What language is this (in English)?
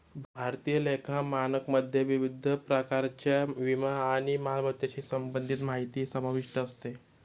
Marathi